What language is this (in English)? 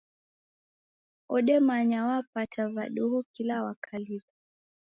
Taita